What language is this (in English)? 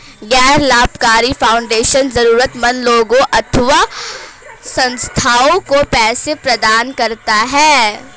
Hindi